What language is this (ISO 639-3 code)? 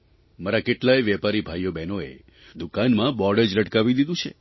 guj